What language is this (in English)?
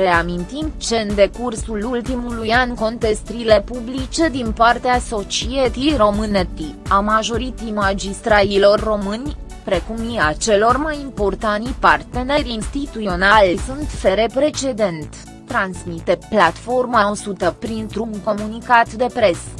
Romanian